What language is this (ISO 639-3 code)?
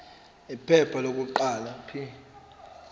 zul